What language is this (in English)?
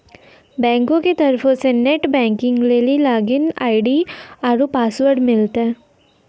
Maithili